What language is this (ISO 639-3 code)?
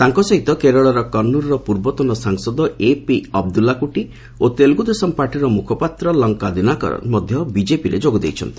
ori